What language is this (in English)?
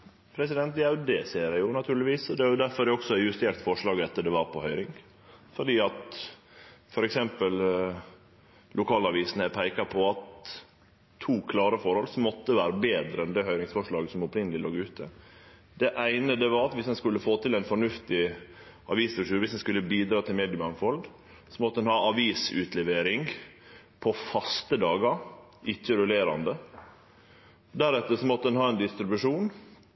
Norwegian Nynorsk